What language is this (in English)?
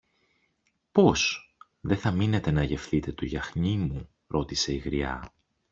Greek